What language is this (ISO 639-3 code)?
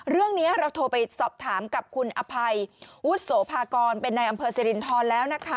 tha